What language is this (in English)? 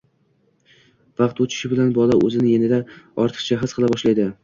Uzbek